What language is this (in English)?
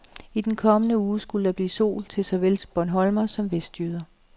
Danish